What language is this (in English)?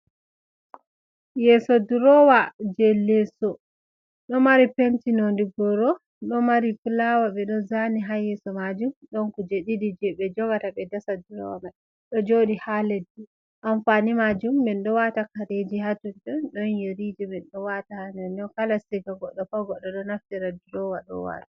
Fula